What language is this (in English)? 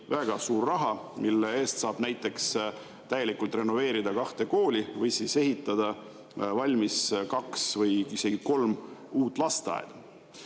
Estonian